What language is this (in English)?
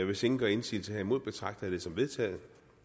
Danish